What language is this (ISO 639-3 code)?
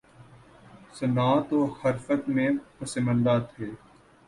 urd